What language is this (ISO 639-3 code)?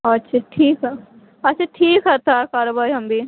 mai